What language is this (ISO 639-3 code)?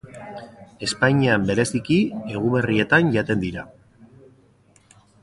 eus